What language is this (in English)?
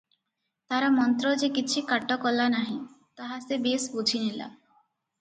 Odia